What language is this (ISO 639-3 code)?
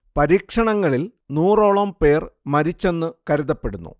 mal